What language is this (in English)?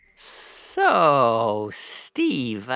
English